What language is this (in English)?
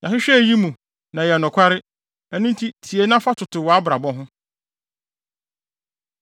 Akan